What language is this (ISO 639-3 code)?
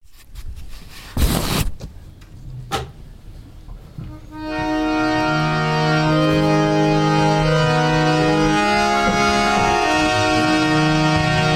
hun